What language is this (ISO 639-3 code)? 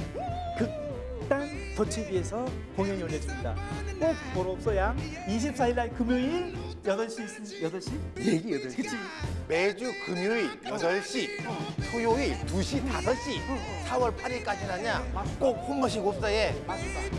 kor